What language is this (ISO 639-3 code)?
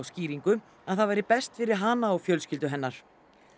isl